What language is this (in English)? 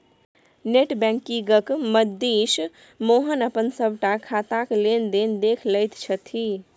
Maithili